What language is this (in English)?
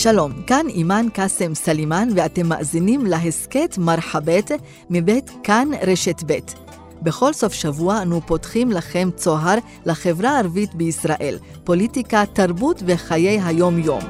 Hebrew